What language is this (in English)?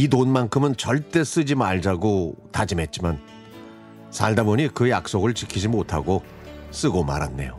Korean